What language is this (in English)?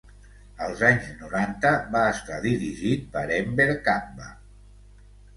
Catalan